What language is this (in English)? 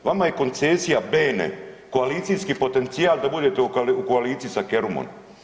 Croatian